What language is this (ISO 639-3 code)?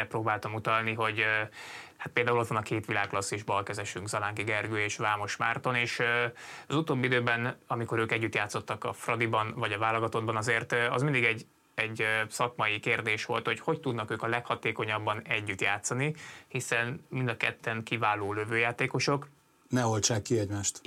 hun